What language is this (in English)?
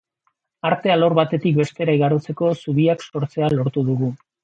Basque